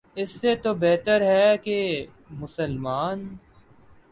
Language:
Urdu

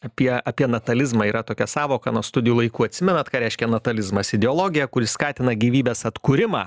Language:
Lithuanian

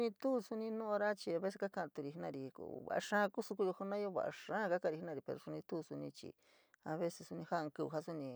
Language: San Miguel El Grande Mixtec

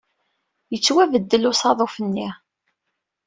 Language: Kabyle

